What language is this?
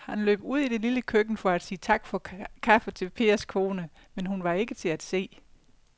Danish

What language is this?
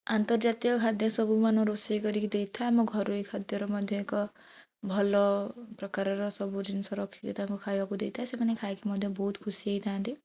Odia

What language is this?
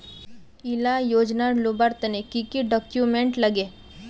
Magahi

